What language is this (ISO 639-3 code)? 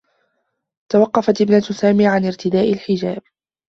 ara